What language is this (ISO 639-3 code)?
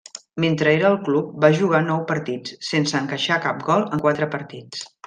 cat